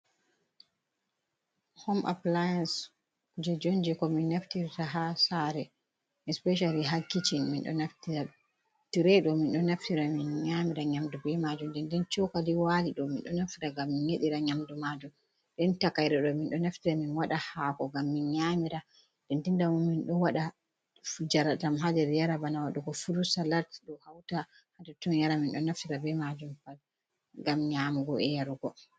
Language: Fula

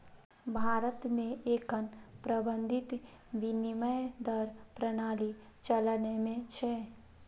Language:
Maithili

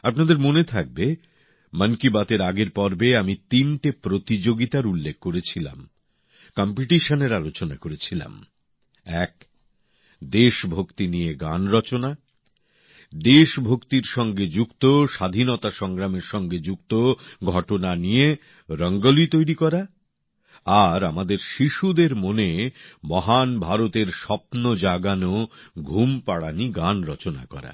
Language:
Bangla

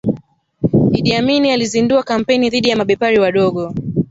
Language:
Swahili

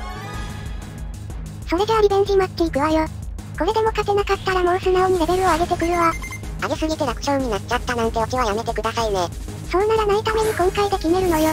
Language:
Japanese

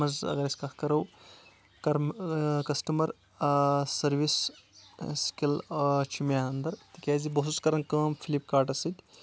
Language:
Kashmiri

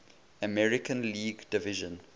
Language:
English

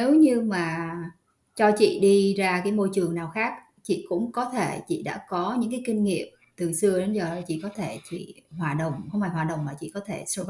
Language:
Vietnamese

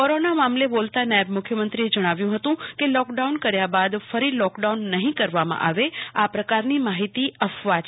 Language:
Gujarati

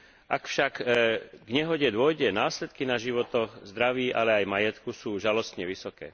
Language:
Slovak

